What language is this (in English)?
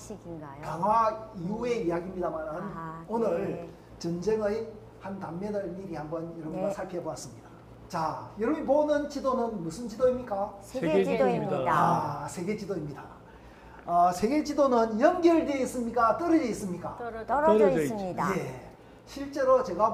Korean